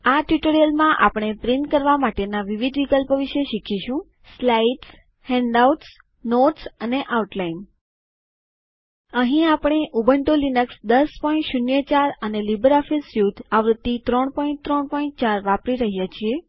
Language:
Gujarati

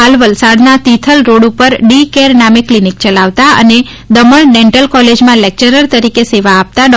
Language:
Gujarati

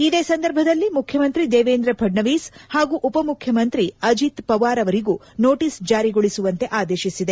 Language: Kannada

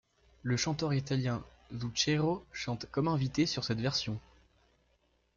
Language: French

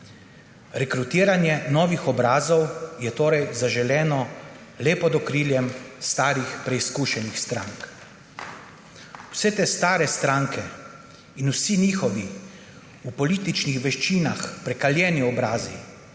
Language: Slovenian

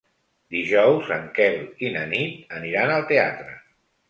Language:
Catalan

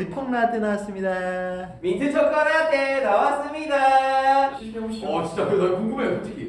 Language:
Korean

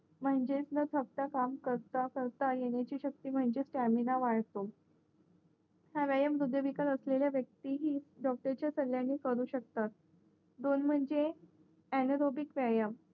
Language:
Marathi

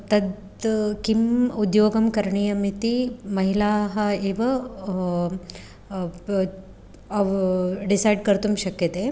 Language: Sanskrit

